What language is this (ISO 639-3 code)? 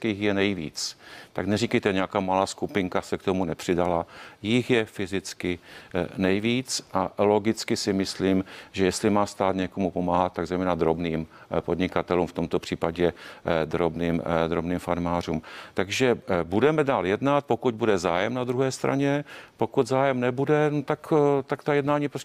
ces